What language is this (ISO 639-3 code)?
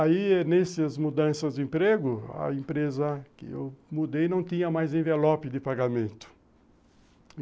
por